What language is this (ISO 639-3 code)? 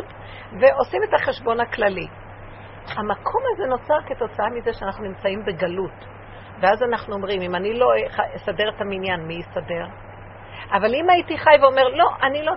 heb